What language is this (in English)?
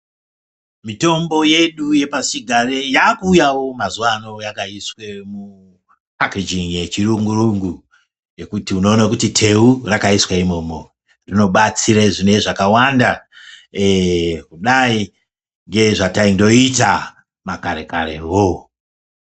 Ndau